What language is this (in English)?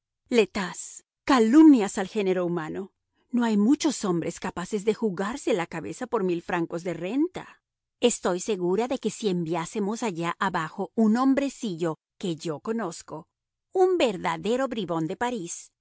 Spanish